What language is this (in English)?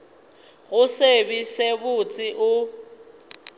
Northern Sotho